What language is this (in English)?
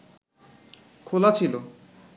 Bangla